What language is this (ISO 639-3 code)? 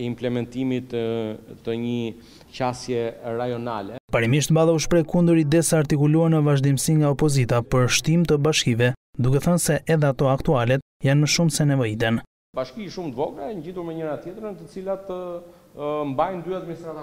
ron